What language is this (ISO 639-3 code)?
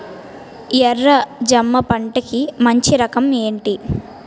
tel